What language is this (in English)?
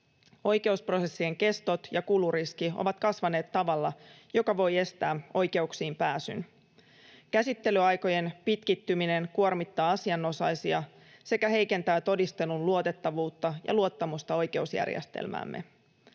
Finnish